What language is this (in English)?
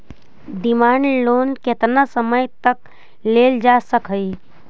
Magahi